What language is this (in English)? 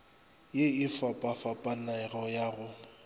Northern Sotho